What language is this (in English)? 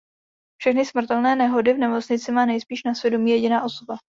Czech